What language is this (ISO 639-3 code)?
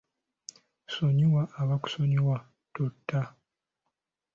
lug